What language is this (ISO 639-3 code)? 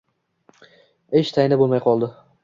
uzb